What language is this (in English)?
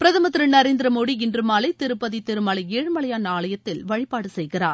Tamil